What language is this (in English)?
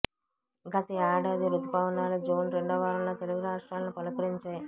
Telugu